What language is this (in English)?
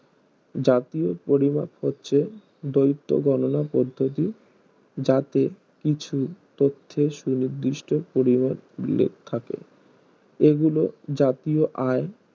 Bangla